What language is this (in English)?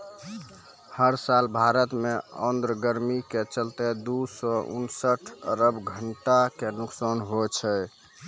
Maithili